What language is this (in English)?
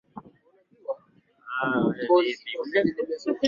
Swahili